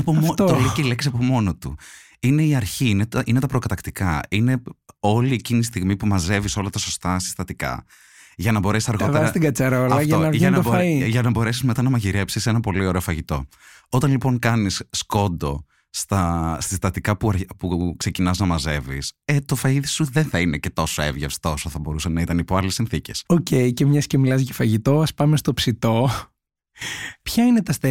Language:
Greek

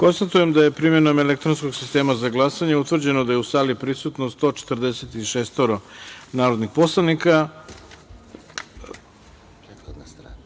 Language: Serbian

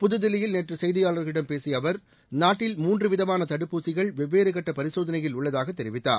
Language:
Tamil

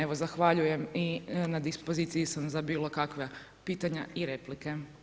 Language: Croatian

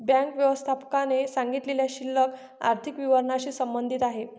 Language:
Marathi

